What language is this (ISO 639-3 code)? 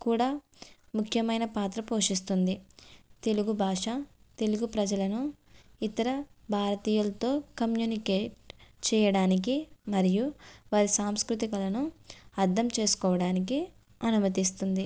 tel